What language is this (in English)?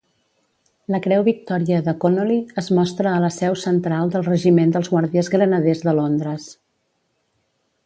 Catalan